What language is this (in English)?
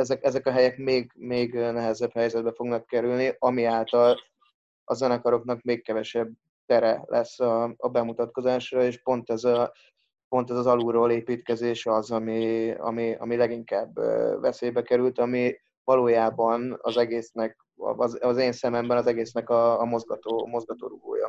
Hungarian